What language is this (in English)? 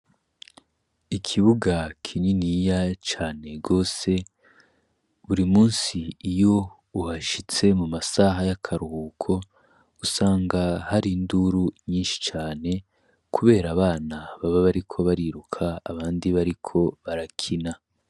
Rundi